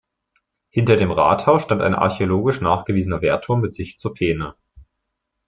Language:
German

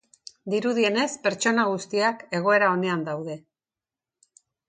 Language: Basque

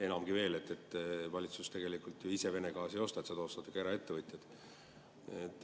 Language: Estonian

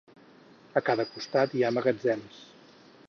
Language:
Catalan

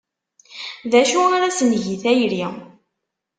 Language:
Kabyle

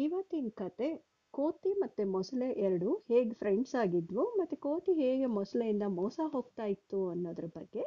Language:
Kannada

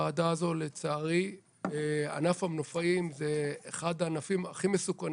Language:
Hebrew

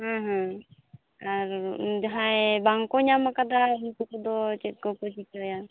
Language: Santali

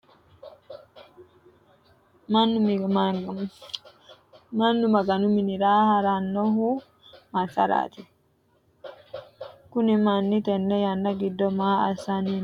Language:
Sidamo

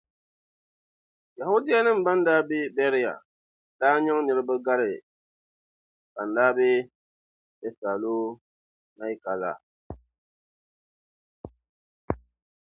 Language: Dagbani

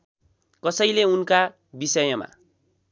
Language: Nepali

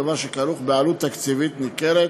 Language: Hebrew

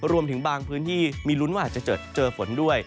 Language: Thai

